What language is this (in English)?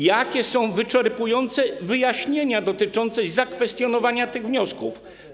Polish